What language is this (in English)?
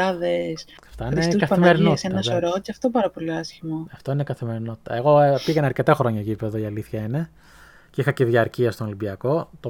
Greek